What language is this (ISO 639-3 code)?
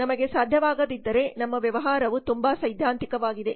kan